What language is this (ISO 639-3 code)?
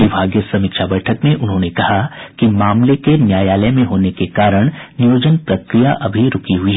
hin